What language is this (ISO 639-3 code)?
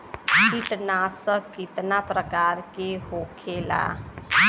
bho